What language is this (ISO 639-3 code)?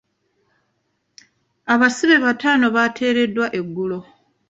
lug